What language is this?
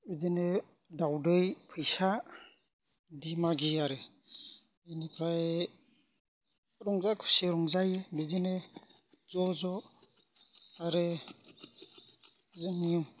Bodo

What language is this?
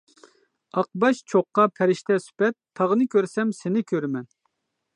Uyghur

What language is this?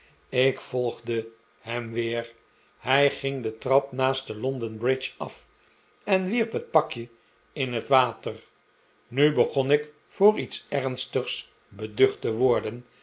Dutch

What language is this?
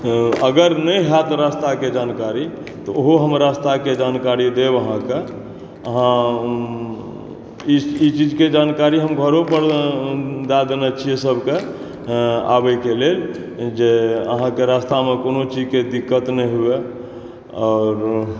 Maithili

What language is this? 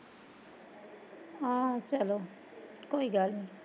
Punjabi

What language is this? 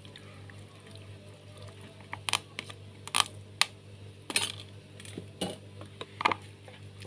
Indonesian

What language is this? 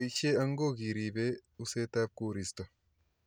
Kalenjin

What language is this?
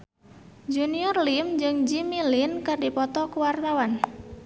Sundanese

